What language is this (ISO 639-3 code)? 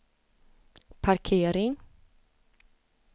swe